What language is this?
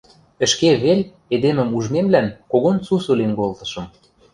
Western Mari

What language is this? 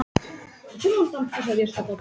Icelandic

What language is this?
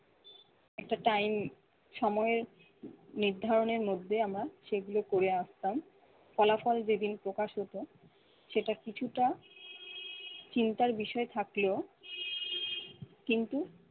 Bangla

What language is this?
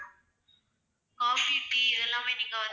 Tamil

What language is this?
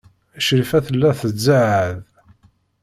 Kabyle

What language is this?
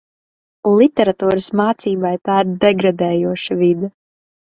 Latvian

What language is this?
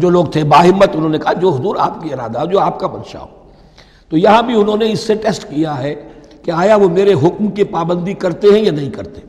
Urdu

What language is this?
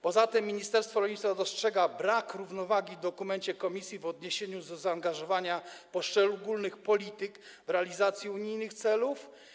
Polish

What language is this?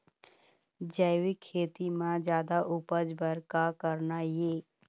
Chhattisgarhi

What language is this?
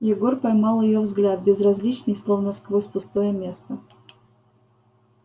Russian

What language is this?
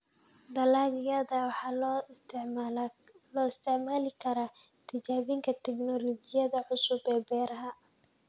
Somali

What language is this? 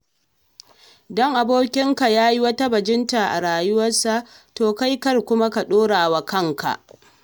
Hausa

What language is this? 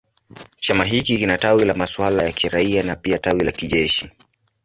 Swahili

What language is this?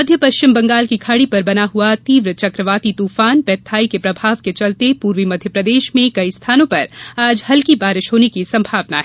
Hindi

